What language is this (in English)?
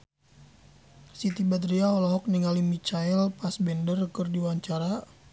Sundanese